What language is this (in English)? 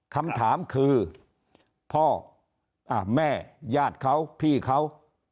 Thai